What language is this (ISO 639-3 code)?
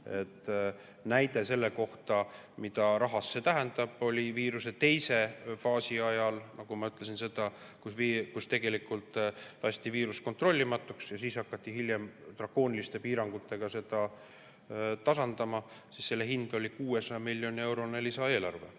est